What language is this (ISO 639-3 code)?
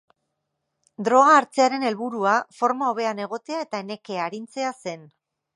eus